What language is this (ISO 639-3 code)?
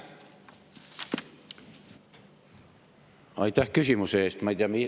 est